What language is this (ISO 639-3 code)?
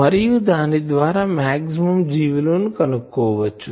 tel